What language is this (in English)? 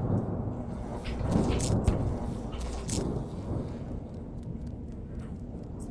Portuguese